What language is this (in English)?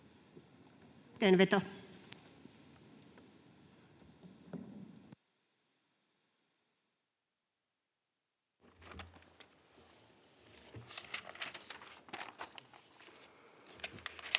Finnish